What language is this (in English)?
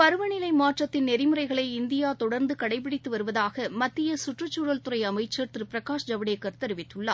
Tamil